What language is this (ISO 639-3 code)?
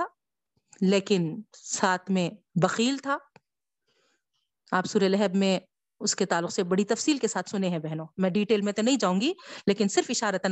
urd